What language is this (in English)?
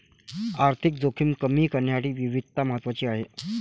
Marathi